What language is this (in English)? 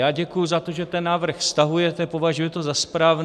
Czech